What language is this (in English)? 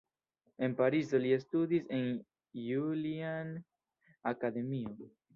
Esperanto